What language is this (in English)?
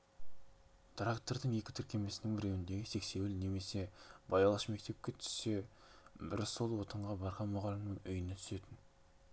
Kazakh